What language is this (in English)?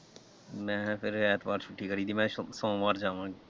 Punjabi